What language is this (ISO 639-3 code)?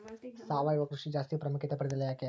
kan